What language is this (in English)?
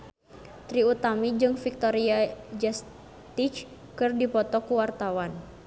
Sundanese